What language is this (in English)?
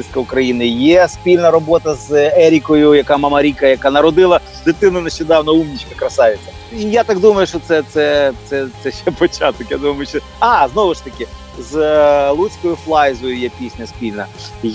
Ukrainian